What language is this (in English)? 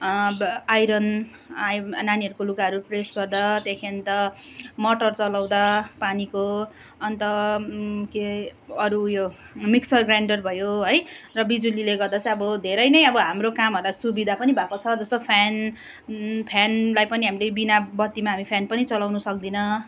Nepali